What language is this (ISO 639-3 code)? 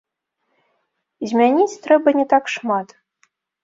bel